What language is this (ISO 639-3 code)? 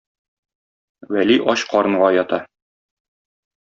tat